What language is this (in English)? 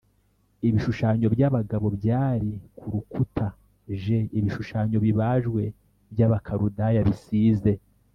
Kinyarwanda